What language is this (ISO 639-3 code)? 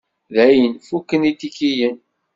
kab